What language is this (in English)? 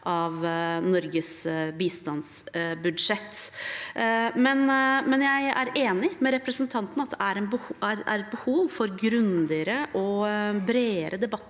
Norwegian